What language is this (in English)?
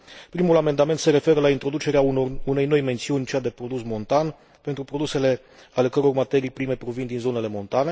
Romanian